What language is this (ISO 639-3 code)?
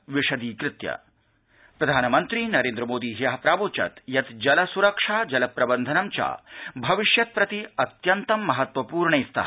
san